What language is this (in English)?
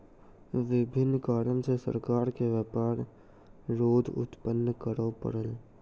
Maithili